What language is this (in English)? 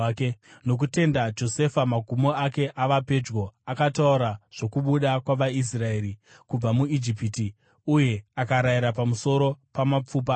Shona